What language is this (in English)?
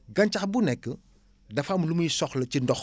Wolof